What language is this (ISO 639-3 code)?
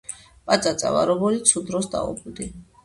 kat